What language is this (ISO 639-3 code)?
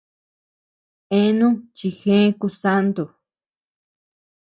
cux